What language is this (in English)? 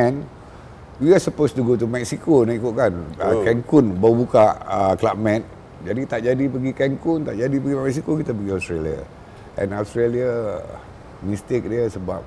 Malay